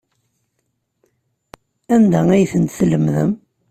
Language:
Kabyle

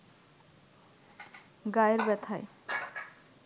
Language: Bangla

